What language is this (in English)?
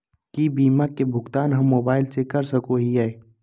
Magahi